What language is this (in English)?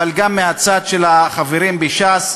Hebrew